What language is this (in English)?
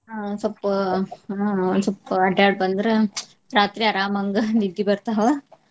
Kannada